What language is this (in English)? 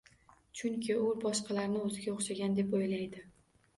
Uzbek